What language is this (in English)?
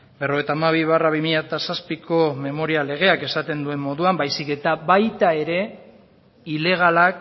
Basque